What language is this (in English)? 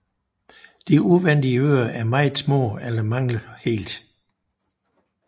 Danish